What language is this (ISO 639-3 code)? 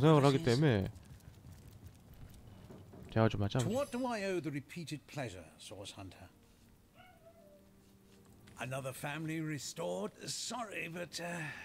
kor